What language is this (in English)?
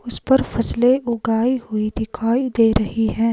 Hindi